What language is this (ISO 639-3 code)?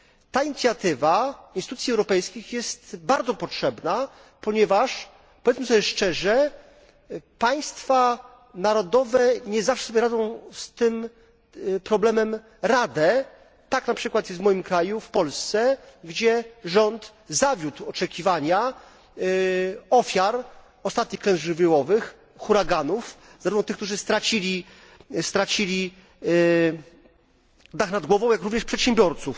pol